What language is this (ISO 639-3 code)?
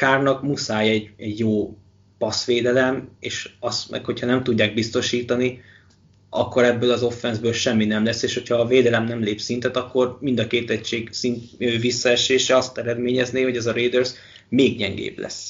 hun